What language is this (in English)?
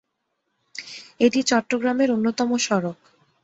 Bangla